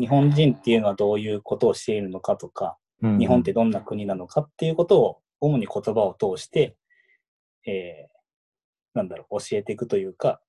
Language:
Japanese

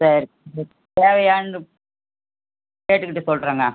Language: Tamil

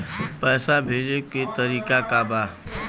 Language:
Bhojpuri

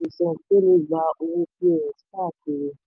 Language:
Yoruba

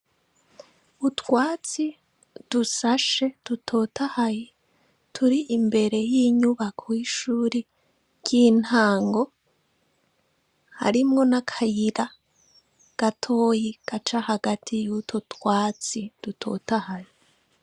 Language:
Rundi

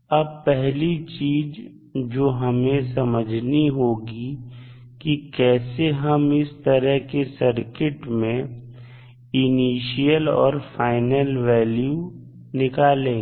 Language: Hindi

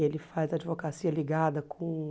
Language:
Portuguese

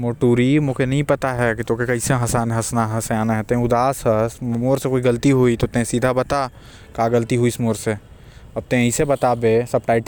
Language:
Korwa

